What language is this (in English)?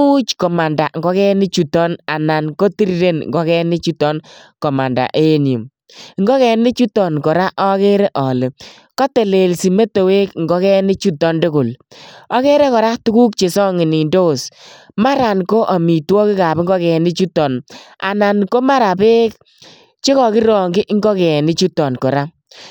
Kalenjin